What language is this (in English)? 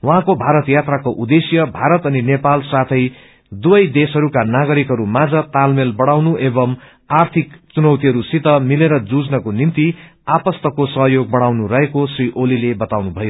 Nepali